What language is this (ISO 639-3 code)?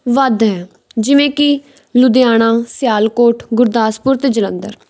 pan